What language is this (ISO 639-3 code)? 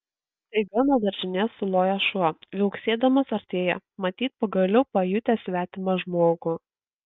lit